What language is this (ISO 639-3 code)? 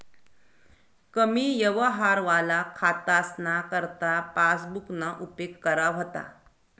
mar